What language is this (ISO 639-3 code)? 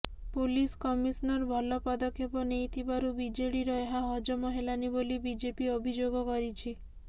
ori